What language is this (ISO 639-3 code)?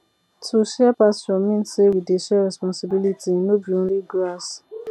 pcm